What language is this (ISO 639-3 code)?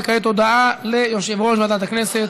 heb